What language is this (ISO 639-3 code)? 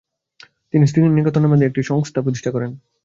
ben